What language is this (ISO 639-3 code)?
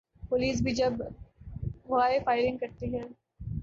urd